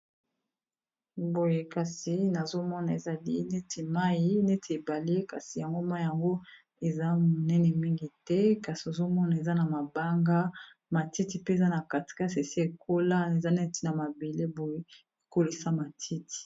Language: Lingala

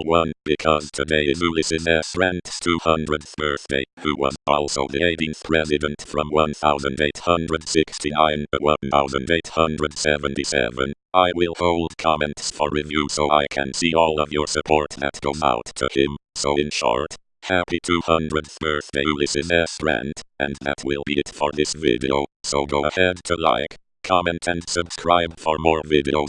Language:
English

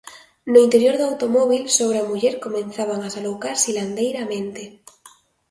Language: Galician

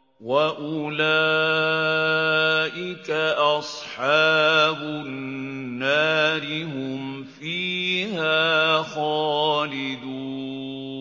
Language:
Arabic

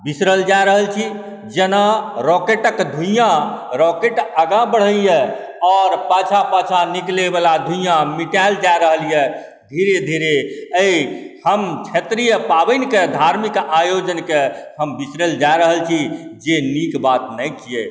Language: Maithili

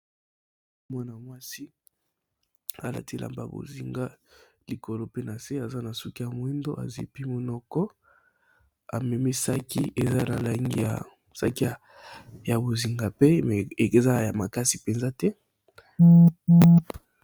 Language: Lingala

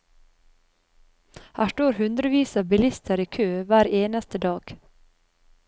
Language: Norwegian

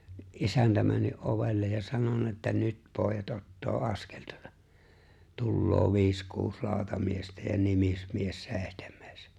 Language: Finnish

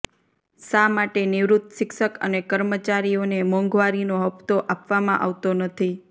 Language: Gujarati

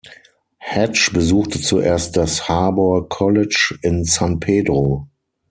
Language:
German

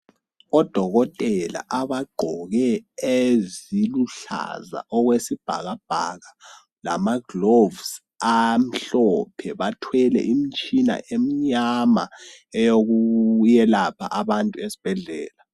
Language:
North Ndebele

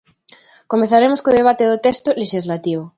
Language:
Galician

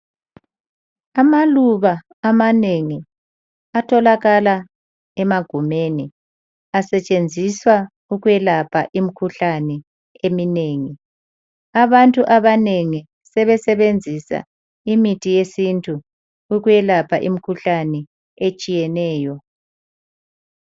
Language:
North Ndebele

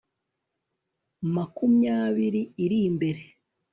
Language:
Kinyarwanda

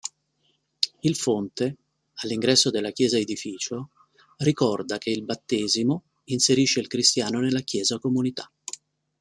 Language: Italian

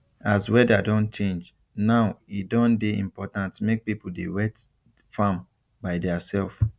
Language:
Nigerian Pidgin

